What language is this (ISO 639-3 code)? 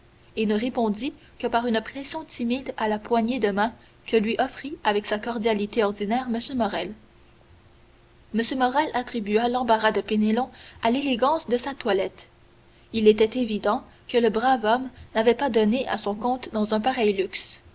fra